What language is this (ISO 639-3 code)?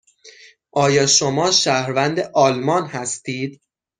fas